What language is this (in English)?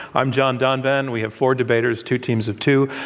English